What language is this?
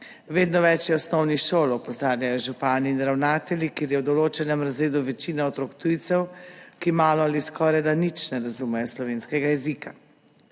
Slovenian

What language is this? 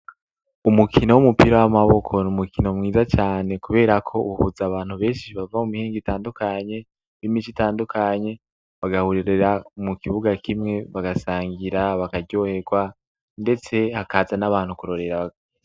Rundi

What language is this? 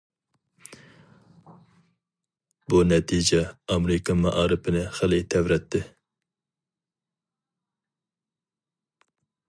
Uyghur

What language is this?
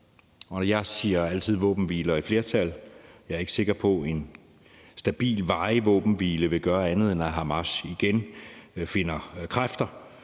Danish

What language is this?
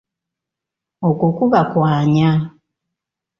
Ganda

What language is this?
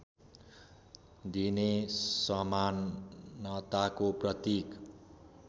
Nepali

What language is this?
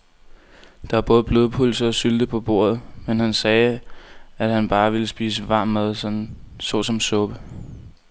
Danish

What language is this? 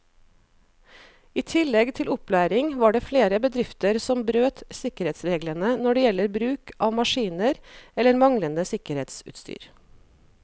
Norwegian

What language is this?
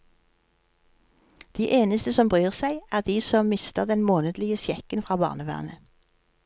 Norwegian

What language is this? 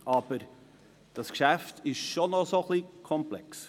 Swiss German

